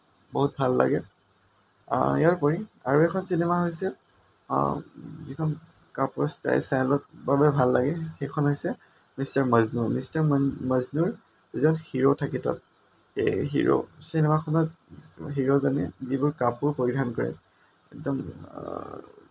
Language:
Assamese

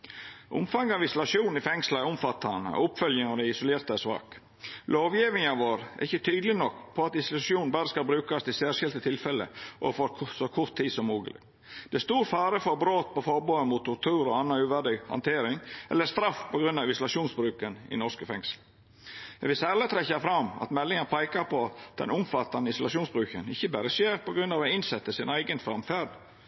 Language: Norwegian Nynorsk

